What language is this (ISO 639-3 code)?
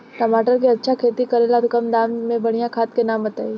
bho